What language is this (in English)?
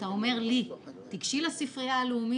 Hebrew